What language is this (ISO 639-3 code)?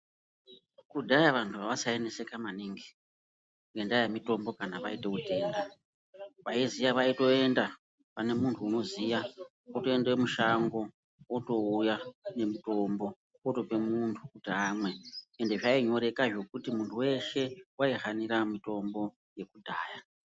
ndc